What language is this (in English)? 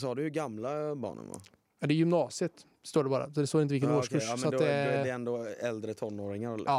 Swedish